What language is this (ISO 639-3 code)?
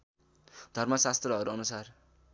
nep